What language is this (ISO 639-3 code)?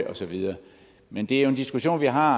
dan